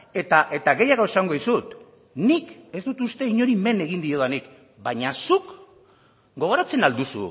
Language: Basque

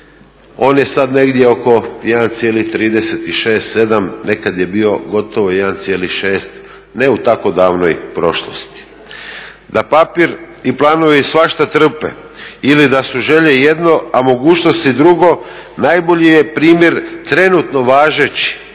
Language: Croatian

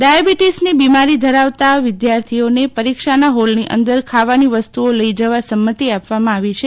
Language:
Gujarati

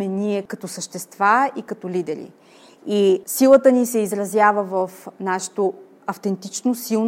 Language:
Bulgarian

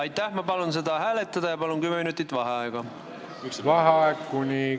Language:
Estonian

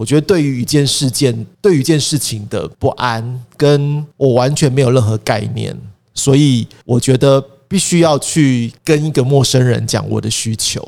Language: Chinese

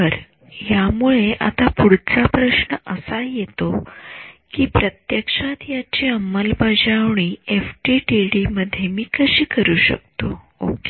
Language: Marathi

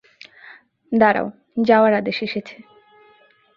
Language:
Bangla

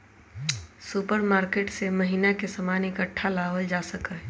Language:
Magahi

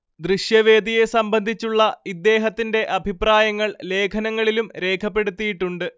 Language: Malayalam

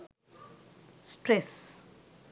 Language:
Sinhala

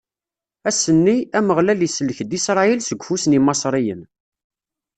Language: Kabyle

